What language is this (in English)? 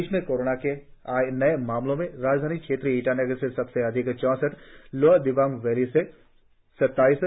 Hindi